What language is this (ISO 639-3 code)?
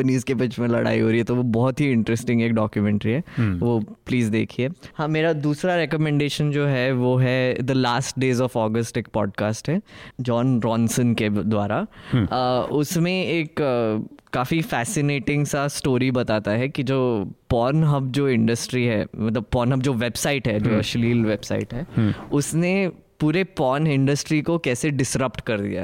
hin